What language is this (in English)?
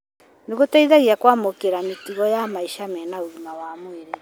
Kikuyu